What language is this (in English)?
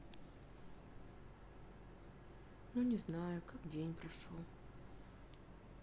Russian